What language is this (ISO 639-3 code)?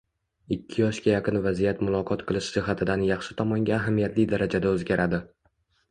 uzb